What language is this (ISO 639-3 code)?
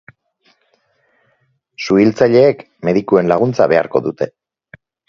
eus